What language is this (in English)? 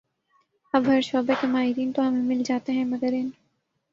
Urdu